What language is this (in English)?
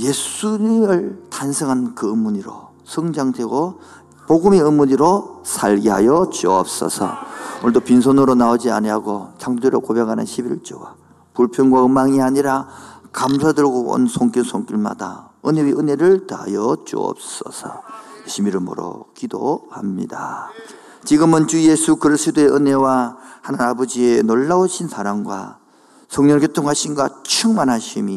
Korean